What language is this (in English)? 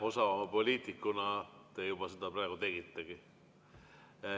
Estonian